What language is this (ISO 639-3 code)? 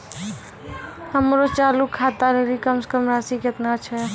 mai